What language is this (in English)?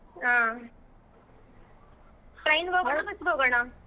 Kannada